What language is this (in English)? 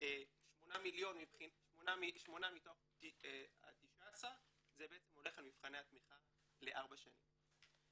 Hebrew